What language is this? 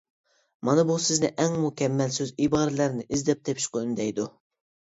Uyghur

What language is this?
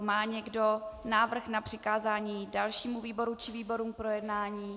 Czech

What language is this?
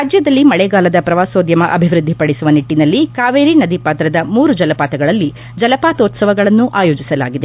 Kannada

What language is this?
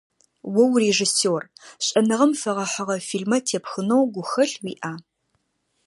Adyghe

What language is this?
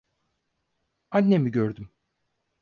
Turkish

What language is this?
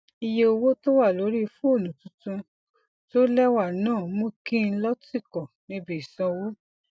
Yoruba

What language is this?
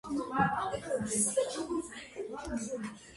Georgian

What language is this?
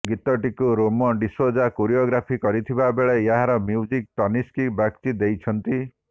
Odia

